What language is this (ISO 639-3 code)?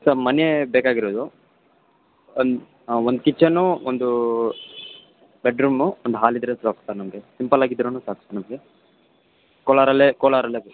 kan